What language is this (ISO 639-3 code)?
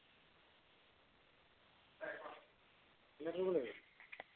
asm